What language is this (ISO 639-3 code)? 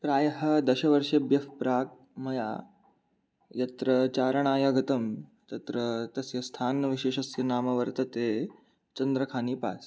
san